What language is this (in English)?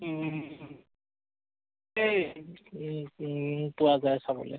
Assamese